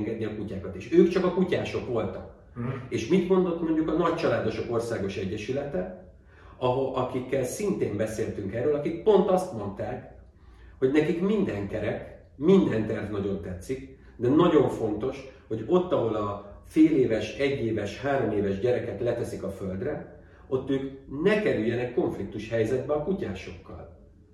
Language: Hungarian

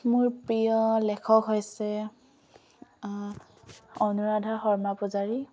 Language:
Assamese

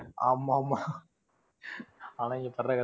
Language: Tamil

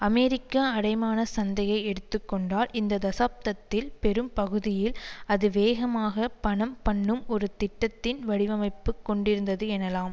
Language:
Tamil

